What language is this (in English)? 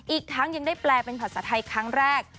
Thai